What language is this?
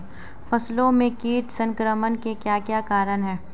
Hindi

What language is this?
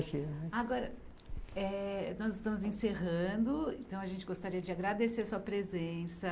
Portuguese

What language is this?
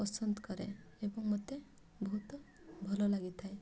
Odia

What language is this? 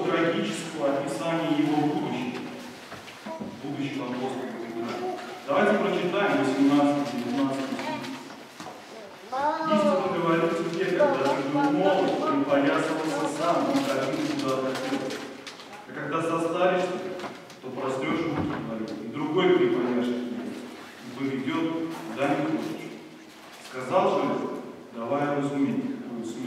Russian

